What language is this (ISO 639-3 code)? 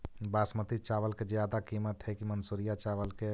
mag